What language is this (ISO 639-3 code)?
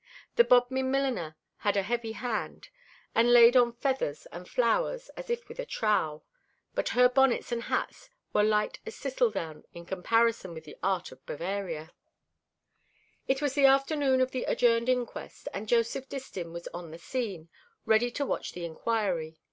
eng